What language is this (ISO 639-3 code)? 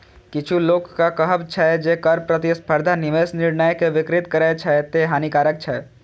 mai